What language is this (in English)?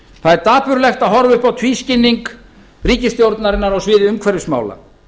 Icelandic